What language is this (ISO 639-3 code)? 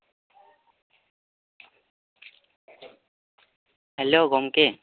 sat